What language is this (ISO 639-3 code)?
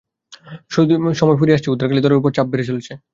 ben